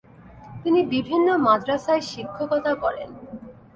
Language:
Bangla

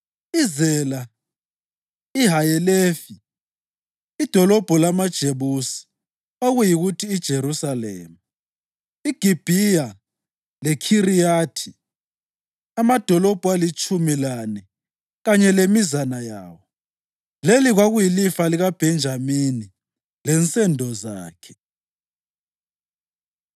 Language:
North Ndebele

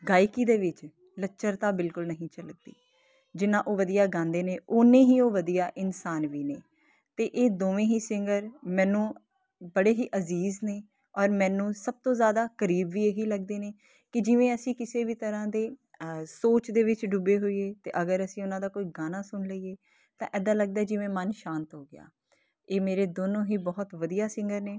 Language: Punjabi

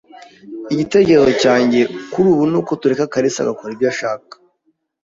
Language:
Kinyarwanda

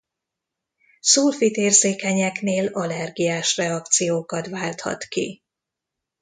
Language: Hungarian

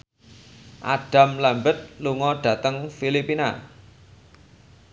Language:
Javanese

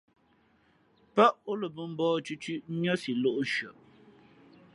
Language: Fe'fe'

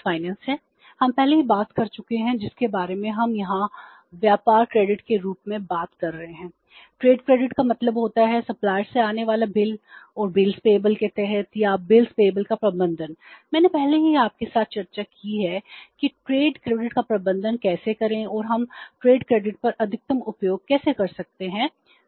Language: Hindi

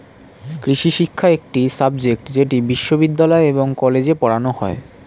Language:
Bangla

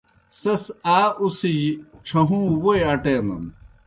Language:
Kohistani Shina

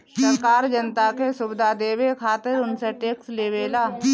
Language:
Bhojpuri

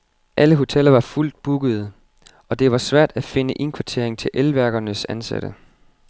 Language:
Danish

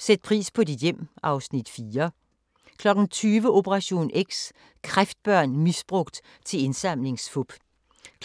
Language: Danish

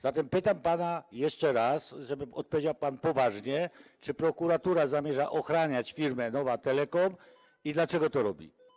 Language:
Polish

